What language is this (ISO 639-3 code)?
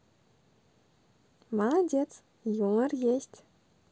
rus